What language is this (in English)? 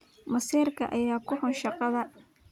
Somali